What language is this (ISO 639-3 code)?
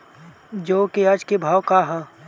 bho